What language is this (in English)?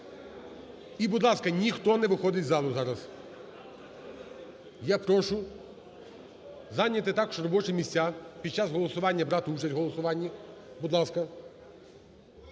Ukrainian